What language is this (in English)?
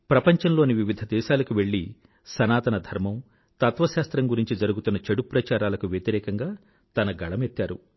Telugu